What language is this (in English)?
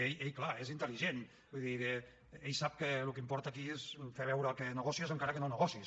Catalan